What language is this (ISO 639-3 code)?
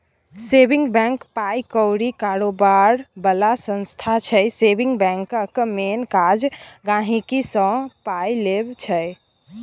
mai